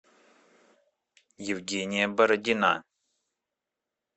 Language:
Russian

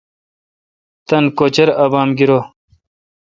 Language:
Kalkoti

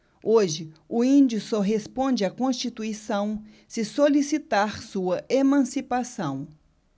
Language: Portuguese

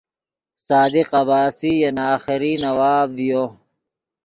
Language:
Yidgha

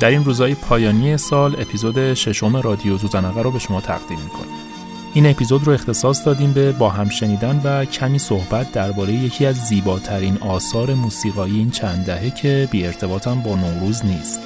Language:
Persian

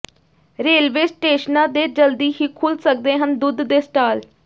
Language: Punjabi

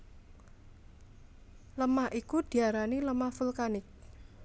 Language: Javanese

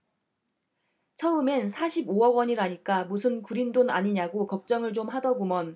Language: Korean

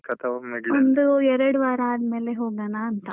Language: Kannada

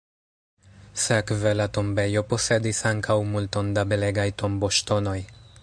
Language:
Esperanto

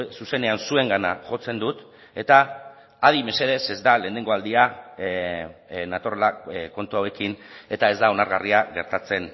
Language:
Basque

